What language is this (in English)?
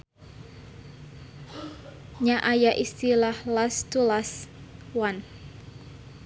Sundanese